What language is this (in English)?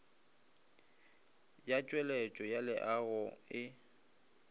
Northern Sotho